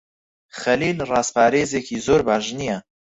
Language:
Central Kurdish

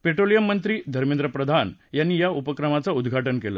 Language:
Marathi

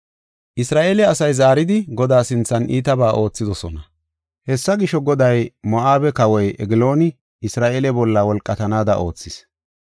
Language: Gofa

